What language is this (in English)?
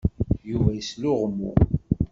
Kabyle